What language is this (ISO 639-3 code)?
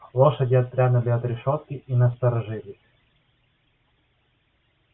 rus